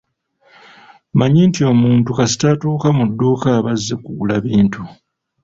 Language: Ganda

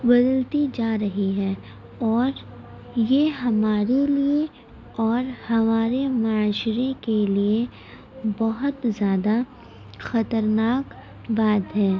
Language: Urdu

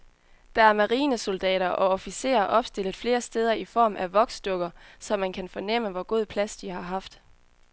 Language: Danish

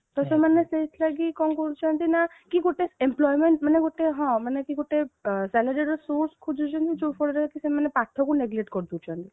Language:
Odia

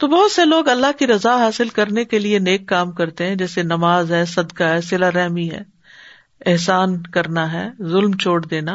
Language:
Urdu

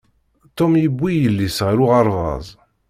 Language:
Kabyle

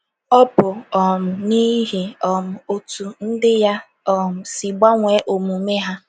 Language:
Igbo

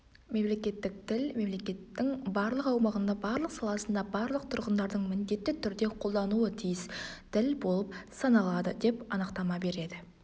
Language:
Kazakh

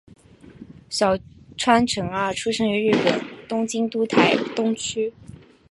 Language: Chinese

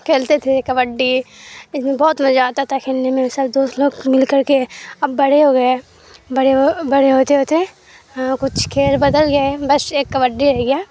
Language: Urdu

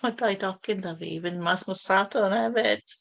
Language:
Welsh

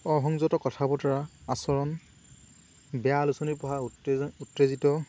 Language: Assamese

